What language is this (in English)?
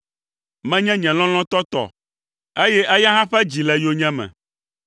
Ewe